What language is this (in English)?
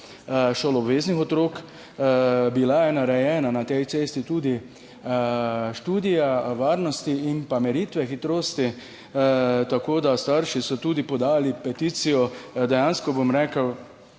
Slovenian